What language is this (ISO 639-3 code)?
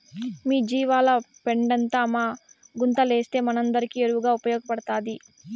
tel